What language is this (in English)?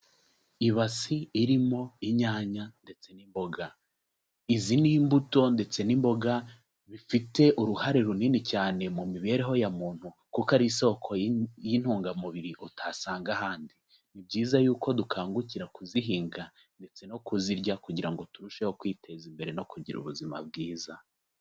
Kinyarwanda